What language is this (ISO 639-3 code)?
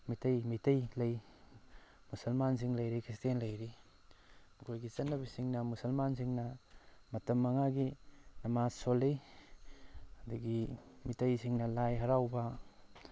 mni